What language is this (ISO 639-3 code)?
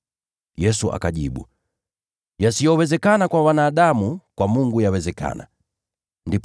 swa